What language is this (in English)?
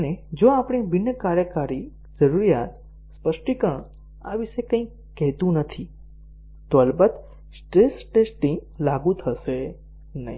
Gujarati